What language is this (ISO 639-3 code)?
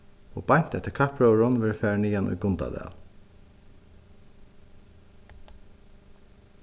fao